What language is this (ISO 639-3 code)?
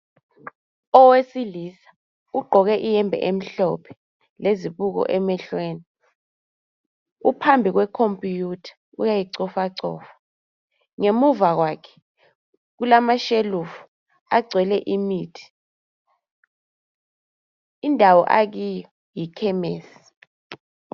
nde